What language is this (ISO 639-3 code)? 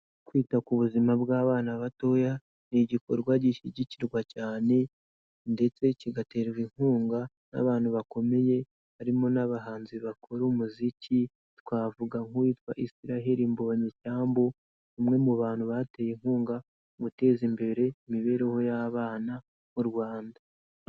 kin